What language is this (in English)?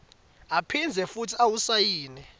Swati